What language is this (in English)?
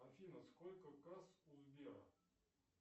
Russian